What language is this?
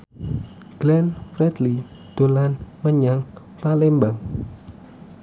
Javanese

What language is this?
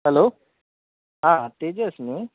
Konkani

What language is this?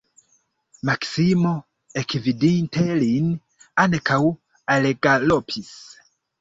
Esperanto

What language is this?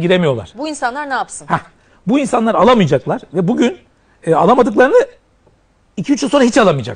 Turkish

